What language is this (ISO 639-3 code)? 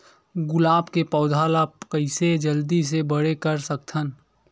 hne